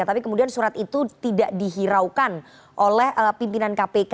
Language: Indonesian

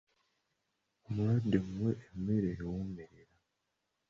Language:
Ganda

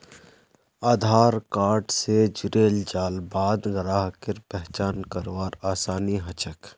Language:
Magahi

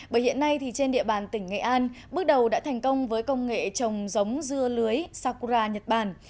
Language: Vietnamese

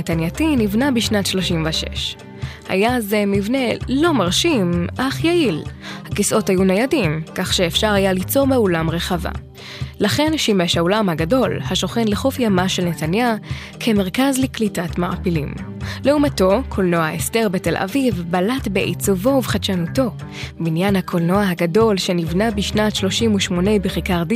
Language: Hebrew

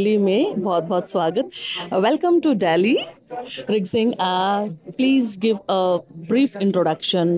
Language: Hindi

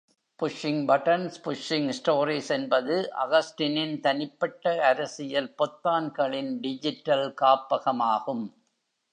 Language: Tamil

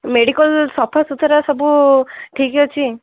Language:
Odia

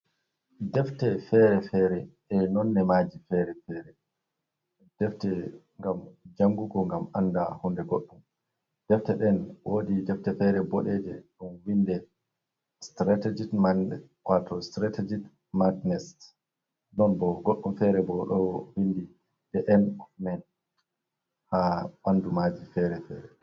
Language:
Fula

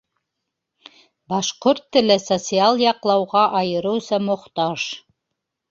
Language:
Bashkir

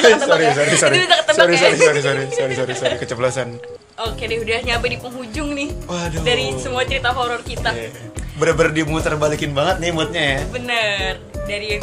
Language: Indonesian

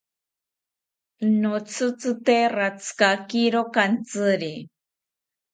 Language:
South Ucayali Ashéninka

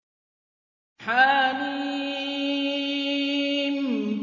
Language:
Arabic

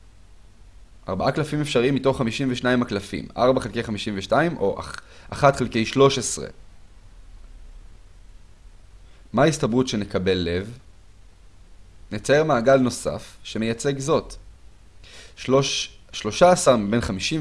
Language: Hebrew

